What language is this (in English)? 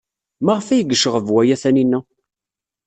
Kabyle